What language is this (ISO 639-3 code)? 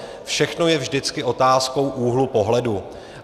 ces